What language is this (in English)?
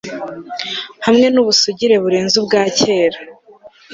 Kinyarwanda